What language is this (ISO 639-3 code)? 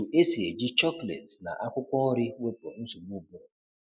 ibo